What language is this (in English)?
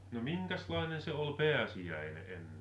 Finnish